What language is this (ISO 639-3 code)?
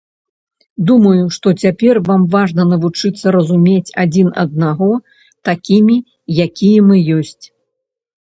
bel